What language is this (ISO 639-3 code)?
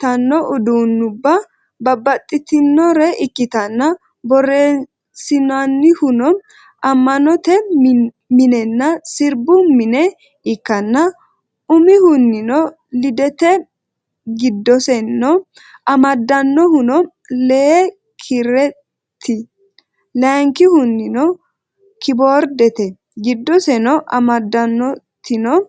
sid